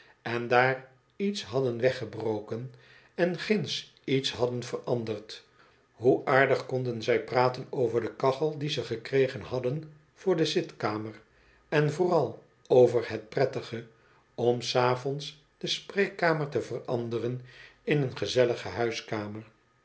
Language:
Dutch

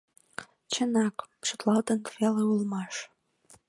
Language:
Mari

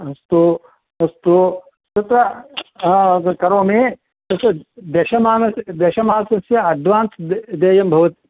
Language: Sanskrit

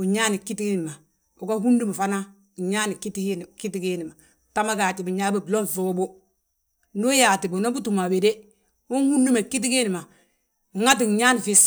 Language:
Balanta-Ganja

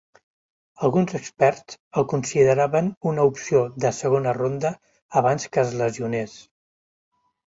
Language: Catalan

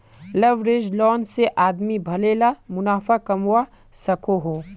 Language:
Magahi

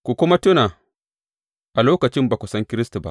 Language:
Hausa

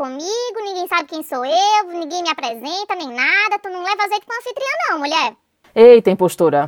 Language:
Portuguese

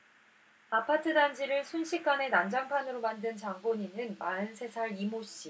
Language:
Korean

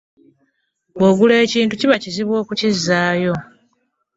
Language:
Ganda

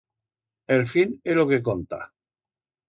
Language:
Aragonese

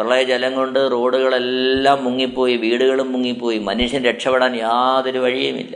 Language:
Malayalam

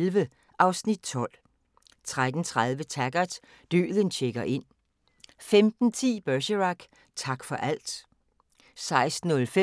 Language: Danish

